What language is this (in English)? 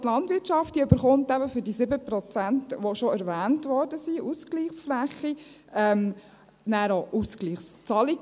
Swiss German